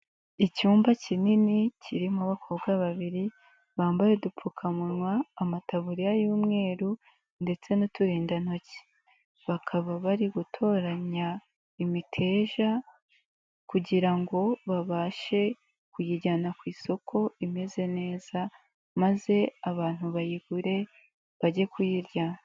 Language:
Kinyarwanda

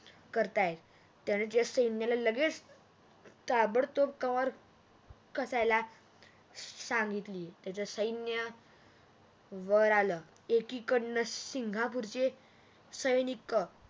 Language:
Marathi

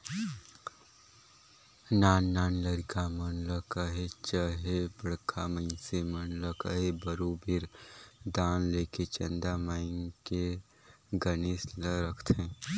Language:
Chhattisgarhi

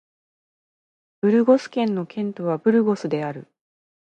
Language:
Japanese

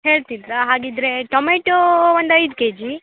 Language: Kannada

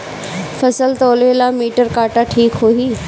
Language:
Bhojpuri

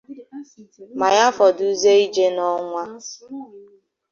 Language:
Igbo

